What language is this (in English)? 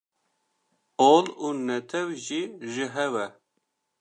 Kurdish